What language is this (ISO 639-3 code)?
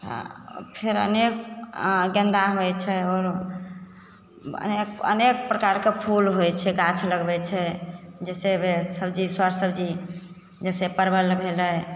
mai